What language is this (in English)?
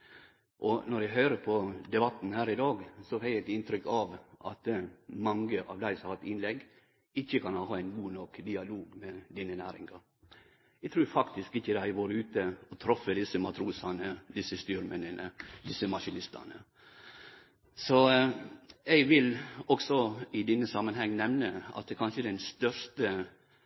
Norwegian Nynorsk